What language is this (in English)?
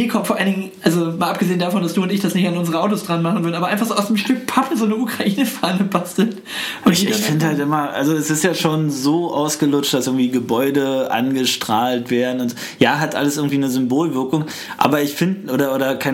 German